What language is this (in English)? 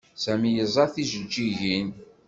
Kabyle